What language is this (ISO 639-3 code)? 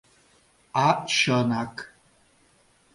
chm